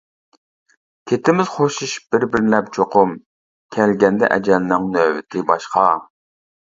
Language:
Uyghur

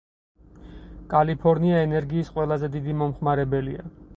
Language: Georgian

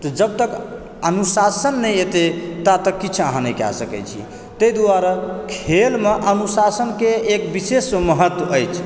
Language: Maithili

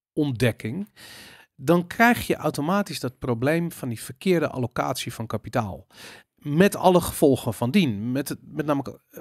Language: Dutch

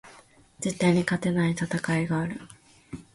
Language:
Japanese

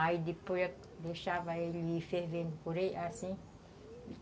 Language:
Portuguese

